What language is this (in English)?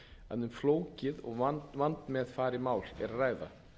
Icelandic